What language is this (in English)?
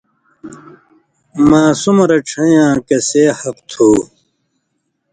Indus Kohistani